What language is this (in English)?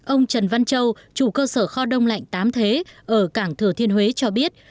Vietnamese